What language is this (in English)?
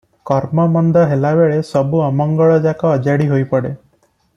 Odia